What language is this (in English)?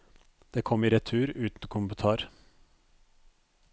Norwegian